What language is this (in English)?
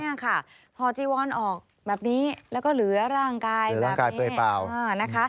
Thai